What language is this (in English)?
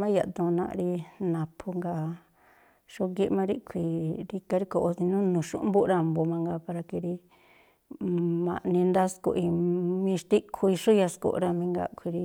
Tlacoapa Me'phaa